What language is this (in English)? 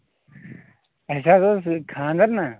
Kashmiri